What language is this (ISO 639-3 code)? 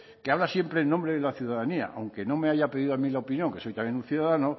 spa